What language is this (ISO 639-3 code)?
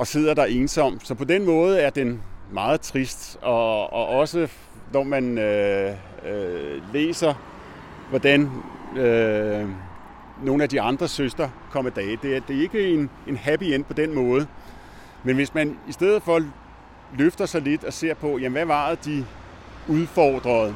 dan